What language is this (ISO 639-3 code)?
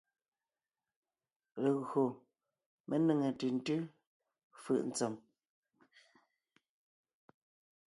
nnh